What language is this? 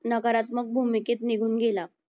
Marathi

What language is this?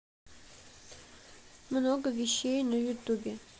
Russian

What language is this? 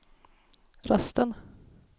Swedish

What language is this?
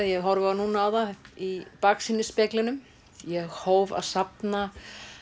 Icelandic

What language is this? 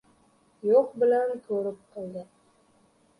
Uzbek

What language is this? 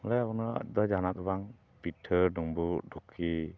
Santali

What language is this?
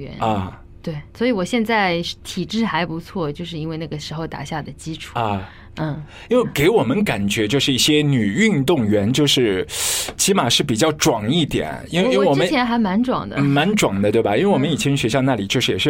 Chinese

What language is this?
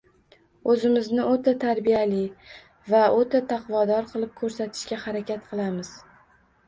Uzbek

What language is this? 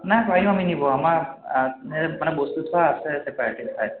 Assamese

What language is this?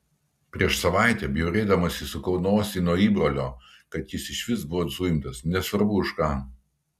Lithuanian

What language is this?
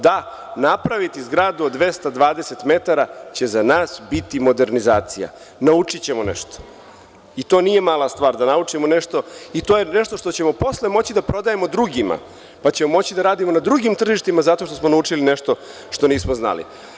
Serbian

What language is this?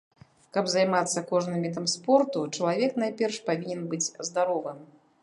Belarusian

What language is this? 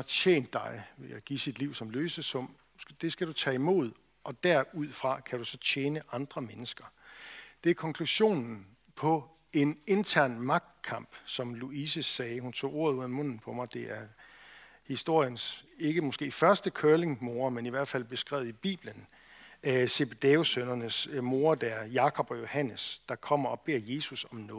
Danish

